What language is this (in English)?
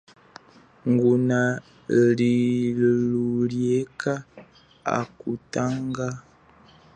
Chokwe